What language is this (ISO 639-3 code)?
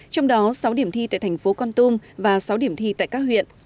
vie